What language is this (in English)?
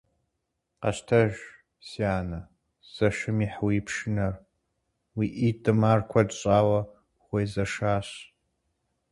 Kabardian